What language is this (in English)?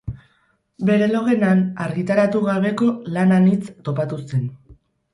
Basque